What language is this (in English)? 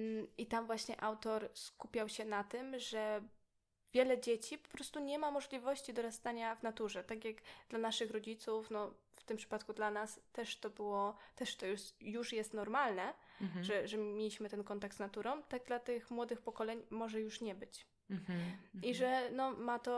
Polish